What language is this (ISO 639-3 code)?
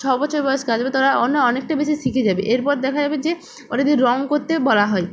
ben